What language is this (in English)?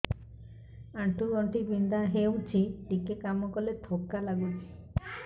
Odia